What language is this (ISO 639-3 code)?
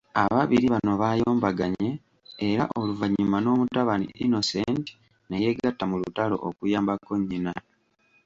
lug